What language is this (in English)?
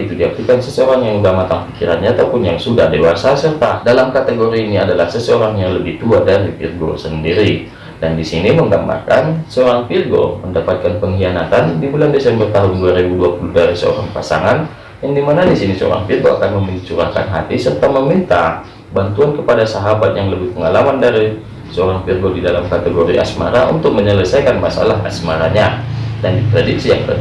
Indonesian